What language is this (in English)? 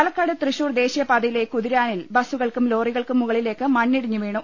Malayalam